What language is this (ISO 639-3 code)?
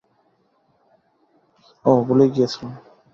ben